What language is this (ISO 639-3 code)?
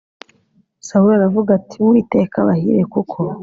kin